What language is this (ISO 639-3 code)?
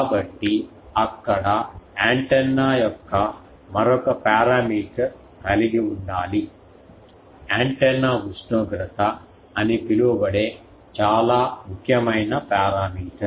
tel